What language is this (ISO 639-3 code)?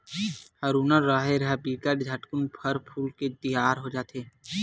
hne